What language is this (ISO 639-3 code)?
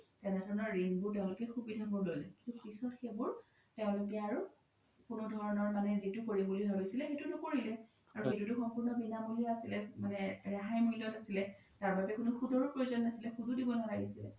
asm